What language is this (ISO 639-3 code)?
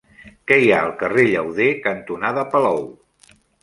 cat